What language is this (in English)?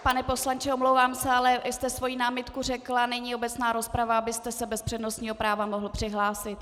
Czech